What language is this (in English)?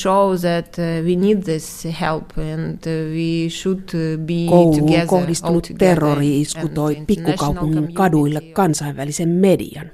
Finnish